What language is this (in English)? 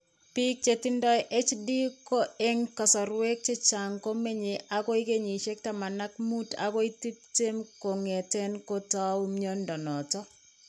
Kalenjin